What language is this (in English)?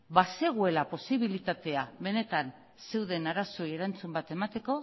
Basque